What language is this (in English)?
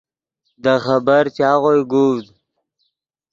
Yidgha